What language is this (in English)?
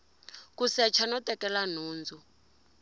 Tsonga